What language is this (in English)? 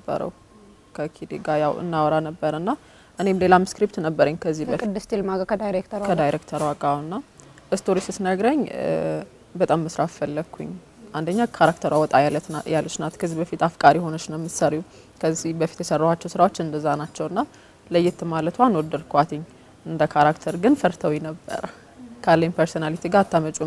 Arabic